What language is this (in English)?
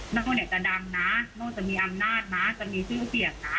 Thai